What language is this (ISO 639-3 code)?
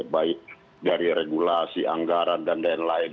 ind